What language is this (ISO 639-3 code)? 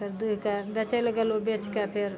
mai